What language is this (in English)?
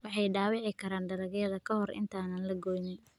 Somali